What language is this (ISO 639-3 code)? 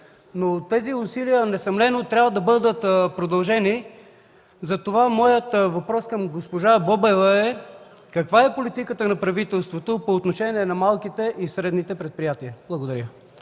bul